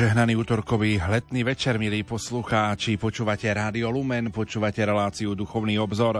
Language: Slovak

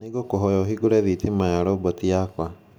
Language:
Kikuyu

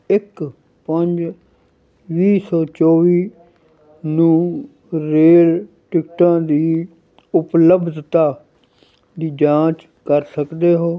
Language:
Punjabi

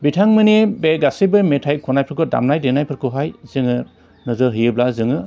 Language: Bodo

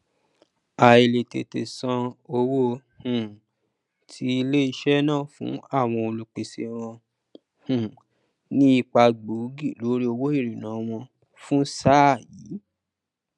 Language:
Yoruba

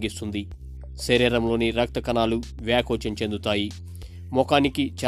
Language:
Telugu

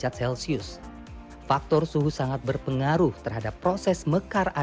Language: Indonesian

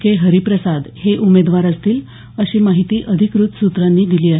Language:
Marathi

